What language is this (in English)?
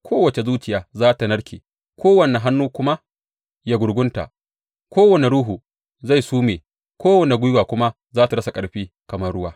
Hausa